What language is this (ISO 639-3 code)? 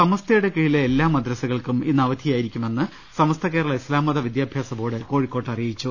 mal